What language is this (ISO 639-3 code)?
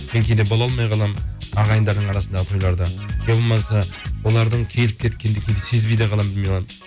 kaz